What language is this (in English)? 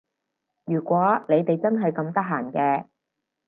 Cantonese